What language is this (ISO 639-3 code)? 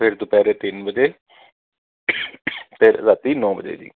pan